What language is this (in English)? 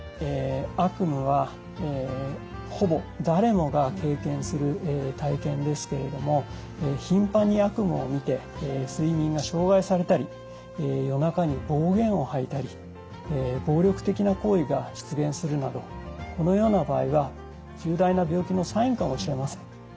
Japanese